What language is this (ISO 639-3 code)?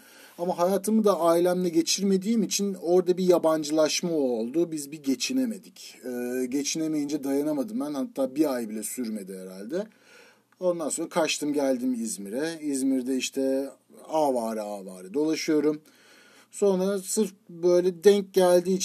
tur